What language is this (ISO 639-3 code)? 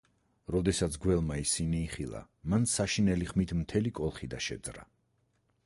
kat